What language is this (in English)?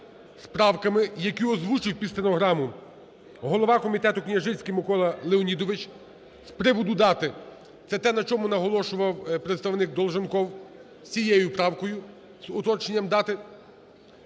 Ukrainian